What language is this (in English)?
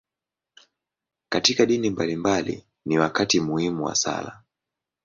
Swahili